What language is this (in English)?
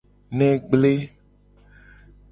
Gen